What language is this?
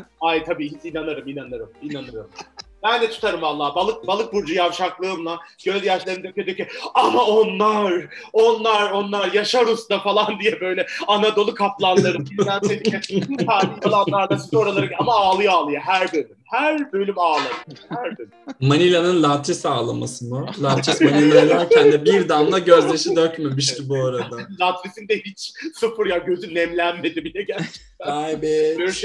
Turkish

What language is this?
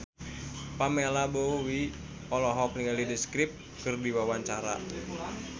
Sundanese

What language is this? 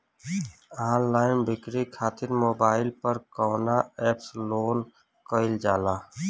Bhojpuri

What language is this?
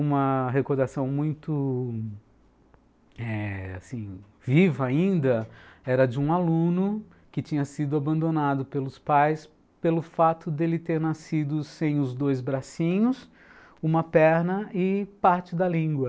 Portuguese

